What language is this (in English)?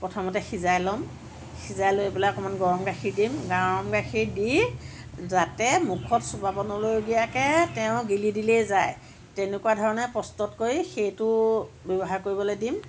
Assamese